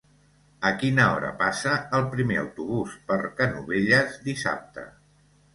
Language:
Catalan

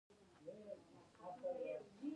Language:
Pashto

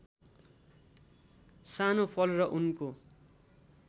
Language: Nepali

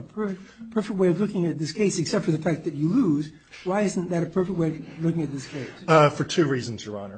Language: English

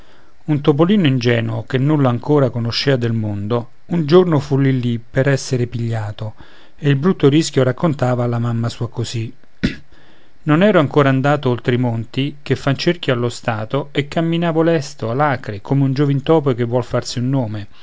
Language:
Italian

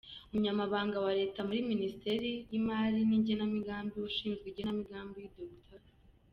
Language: Kinyarwanda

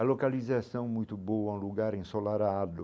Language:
Portuguese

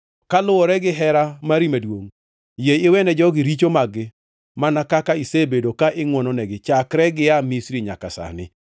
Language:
Luo (Kenya and Tanzania)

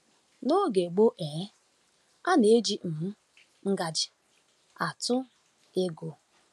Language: Igbo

